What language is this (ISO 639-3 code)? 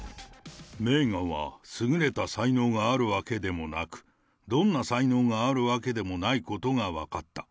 jpn